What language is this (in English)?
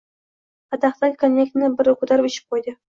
Uzbek